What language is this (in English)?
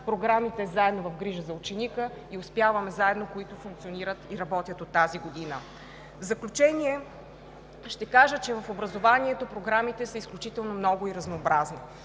Bulgarian